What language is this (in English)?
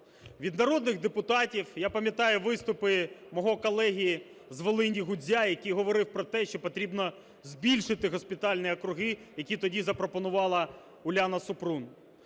Ukrainian